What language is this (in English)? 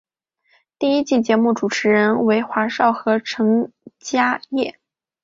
Chinese